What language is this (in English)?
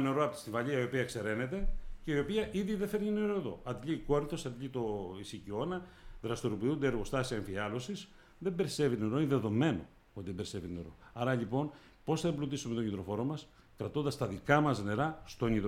Greek